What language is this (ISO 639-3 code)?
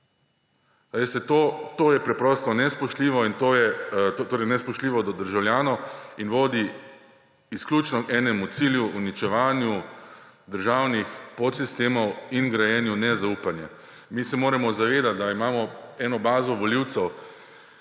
slv